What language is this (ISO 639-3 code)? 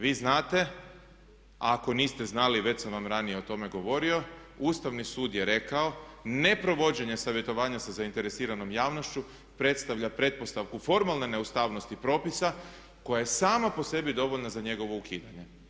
hrv